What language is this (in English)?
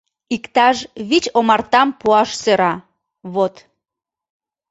Mari